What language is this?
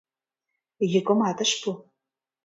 Mari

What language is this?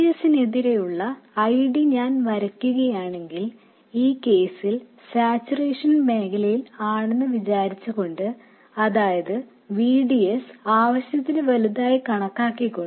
Malayalam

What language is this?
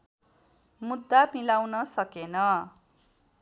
Nepali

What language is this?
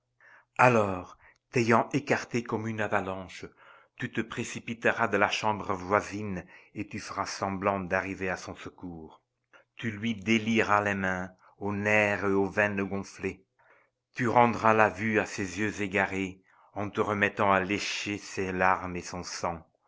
French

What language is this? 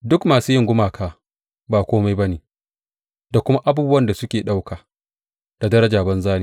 Hausa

